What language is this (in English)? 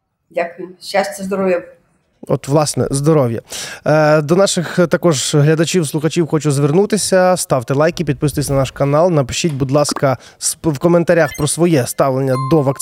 Ukrainian